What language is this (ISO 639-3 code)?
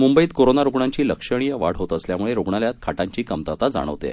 mar